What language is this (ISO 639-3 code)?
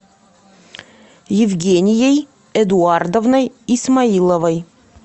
rus